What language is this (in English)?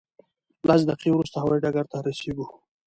Pashto